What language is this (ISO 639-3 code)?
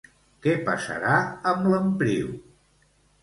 cat